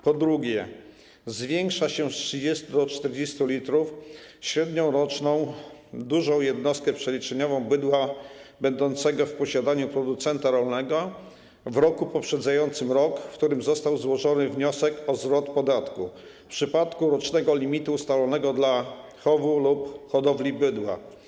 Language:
Polish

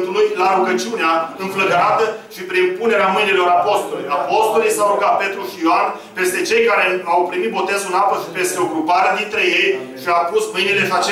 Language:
Romanian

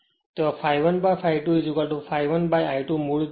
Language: Gujarati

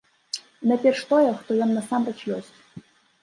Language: Belarusian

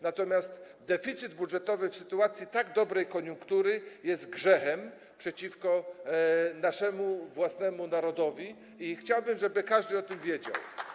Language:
Polish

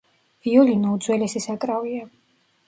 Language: Georgian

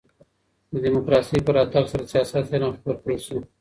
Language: Pashto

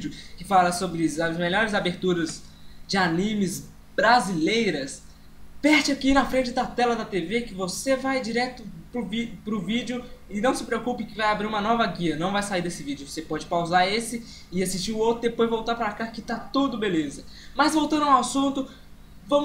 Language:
Portuguese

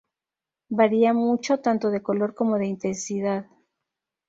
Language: Spanish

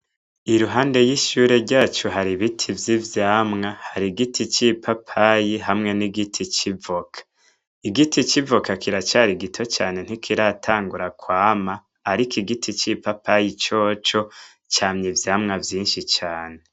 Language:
Rundi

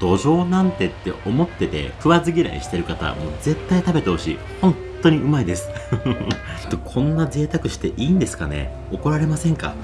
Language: Japanese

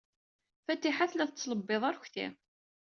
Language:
Kabyle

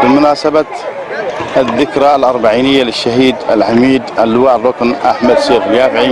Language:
Arabic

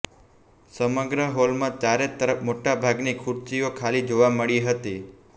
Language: Gujarati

